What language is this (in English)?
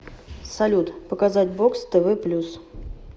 Russian